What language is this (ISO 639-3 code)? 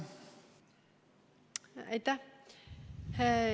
est